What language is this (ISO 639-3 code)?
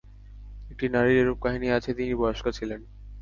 ben